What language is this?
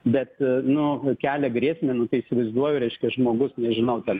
Lithuanian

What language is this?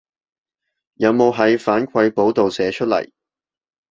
Cantonese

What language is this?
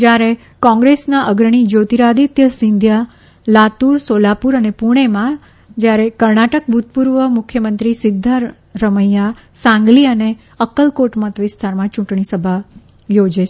Gujarati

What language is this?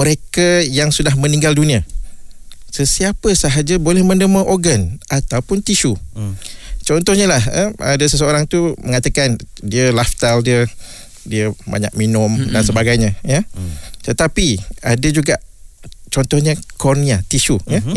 Malay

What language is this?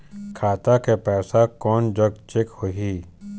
Chhattisgarhi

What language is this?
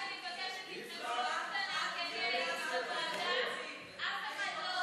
Hebrew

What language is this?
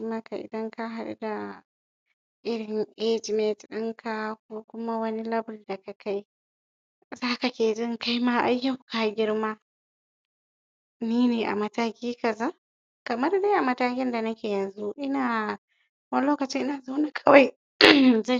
Hausa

